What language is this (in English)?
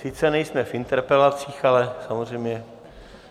Czech